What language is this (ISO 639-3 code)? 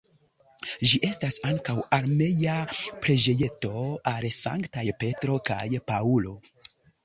epo